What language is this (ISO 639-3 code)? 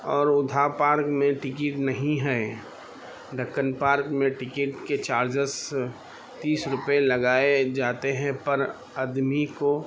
urd